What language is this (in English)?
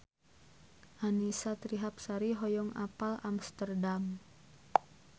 Sundanese